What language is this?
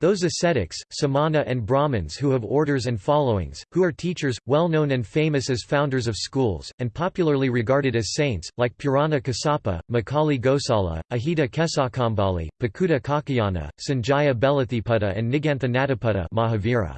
English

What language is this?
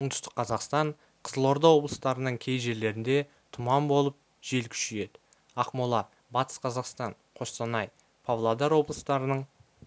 Kazakh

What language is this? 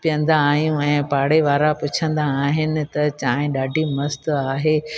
Sindhi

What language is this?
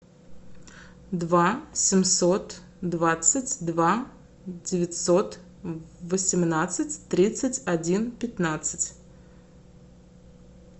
Russian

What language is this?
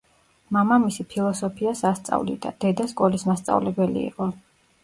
Georgian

